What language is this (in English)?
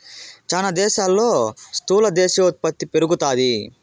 Telugu